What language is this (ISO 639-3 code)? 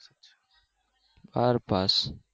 guj